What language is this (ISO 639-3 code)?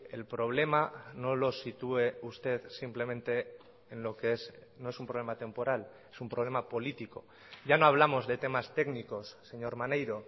spa